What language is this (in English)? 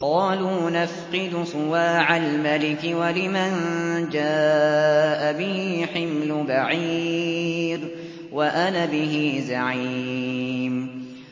Arabic